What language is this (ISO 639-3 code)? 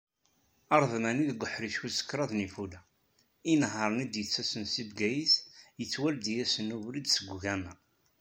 kab